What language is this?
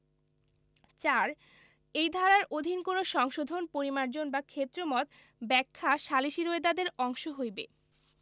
Bangla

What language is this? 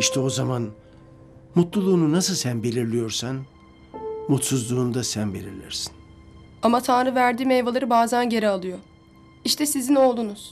Turkish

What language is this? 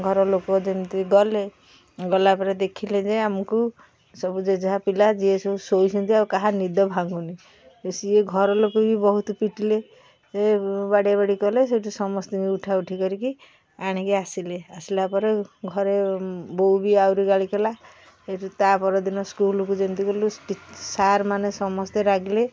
Odia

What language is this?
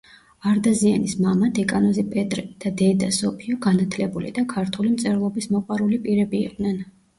Georgian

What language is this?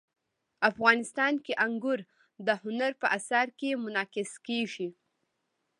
Pashto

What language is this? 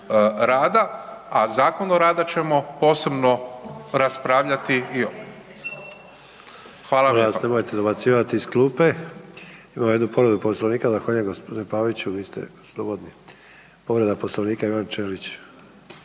Croatian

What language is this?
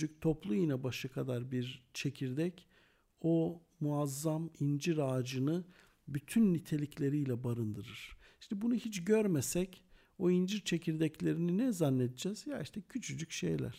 Turkish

